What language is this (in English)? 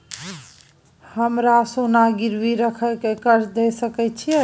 Maithili